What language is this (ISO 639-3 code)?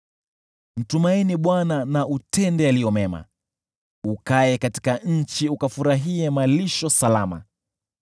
swa